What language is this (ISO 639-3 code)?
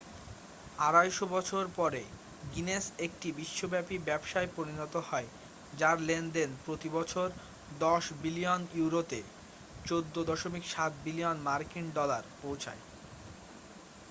ben